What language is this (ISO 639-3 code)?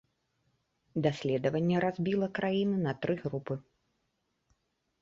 bel